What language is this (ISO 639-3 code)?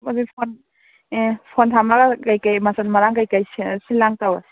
mni